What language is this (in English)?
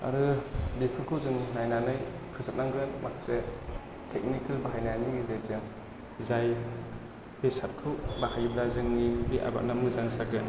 Bodo